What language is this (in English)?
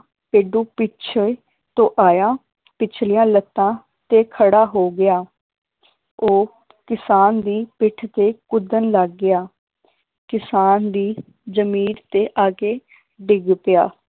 Punjabi